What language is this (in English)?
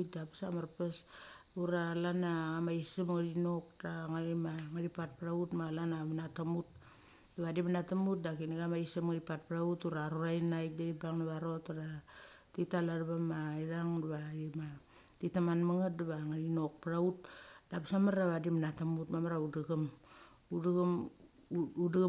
Mali